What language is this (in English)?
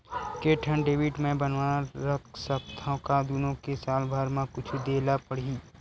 Chhattisgarhi